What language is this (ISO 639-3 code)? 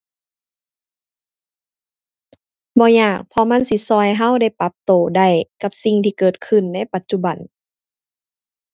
tha